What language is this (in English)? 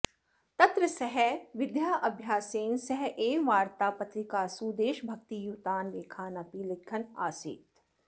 Sanskrit